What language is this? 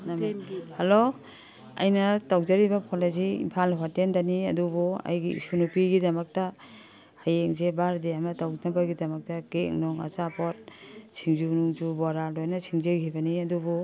Manipuri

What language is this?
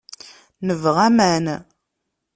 Kabyle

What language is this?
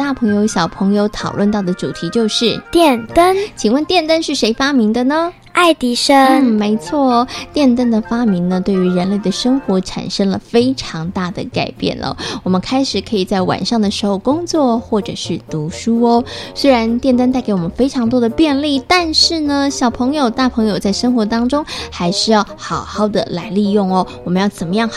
Chinese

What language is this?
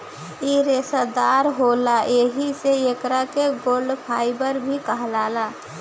Bhojpuri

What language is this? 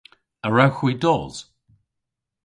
Cornish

